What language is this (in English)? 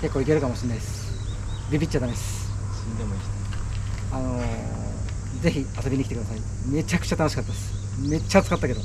Japanese